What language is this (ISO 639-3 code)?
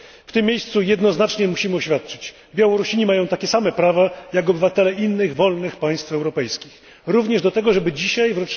pol